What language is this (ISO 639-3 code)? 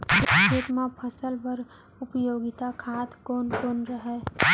hne